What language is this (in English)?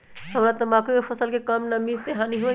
Magahi